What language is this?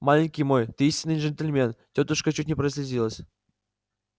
Russian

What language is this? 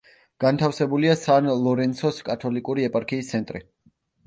Georgian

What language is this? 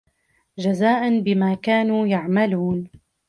Arabic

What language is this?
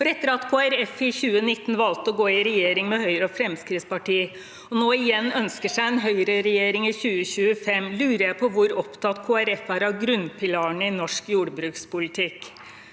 Norwegian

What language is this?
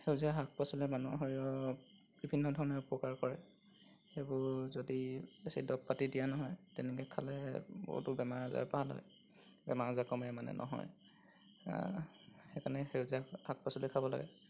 Assamese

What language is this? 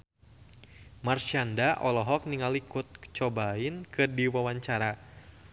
Sundanese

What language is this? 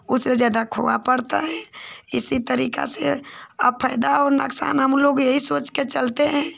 Hindi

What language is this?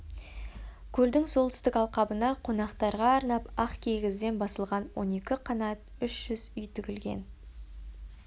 Kazakh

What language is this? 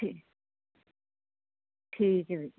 Punjabi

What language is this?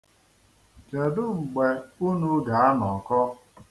Igbo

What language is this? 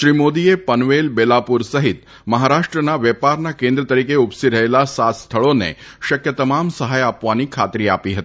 Gujarati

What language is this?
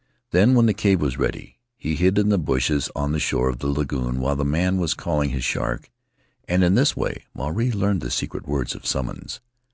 English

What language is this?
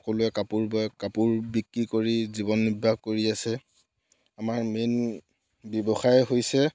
Assamese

